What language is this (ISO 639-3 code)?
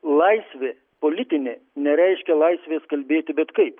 lit